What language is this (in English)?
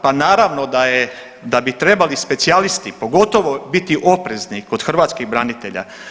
Croatian